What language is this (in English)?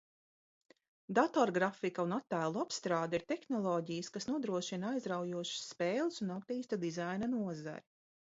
Latvian